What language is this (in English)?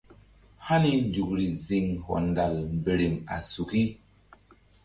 Mbum